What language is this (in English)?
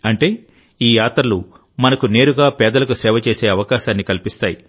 Telugu